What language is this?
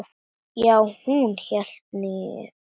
Icelandic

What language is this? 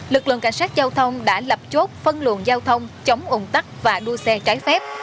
Vietnamese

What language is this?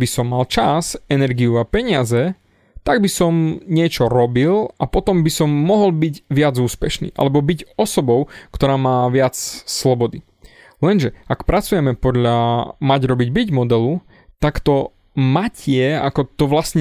Slovak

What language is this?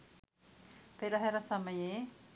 Sinhala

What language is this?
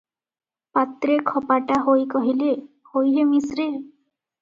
Odia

